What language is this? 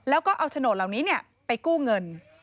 Thai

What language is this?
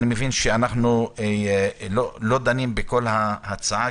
Hebrew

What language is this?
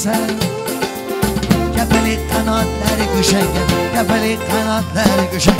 Arabic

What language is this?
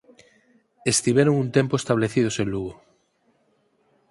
Galician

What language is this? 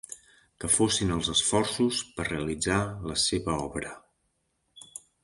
Catalan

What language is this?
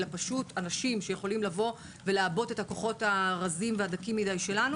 Hebrew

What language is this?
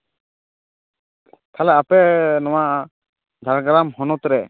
Santali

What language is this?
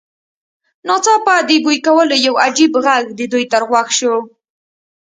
Pashto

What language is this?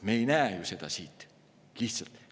Estonian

